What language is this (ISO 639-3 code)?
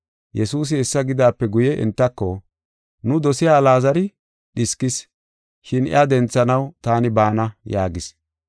gof